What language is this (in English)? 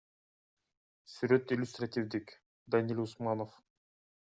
Kyrgyz